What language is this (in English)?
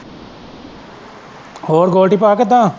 Punjabi